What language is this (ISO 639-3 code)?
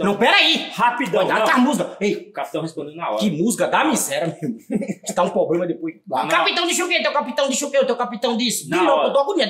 por